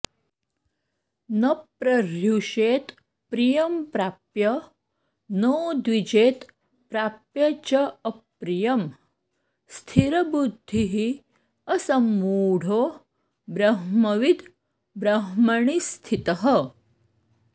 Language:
Sanskrit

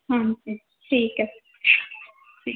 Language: Punjabi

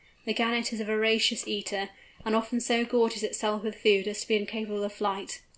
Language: English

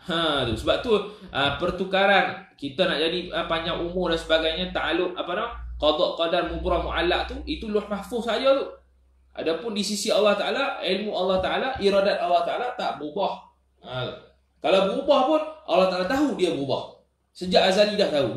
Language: Malay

